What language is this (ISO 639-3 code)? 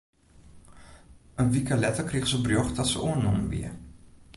fry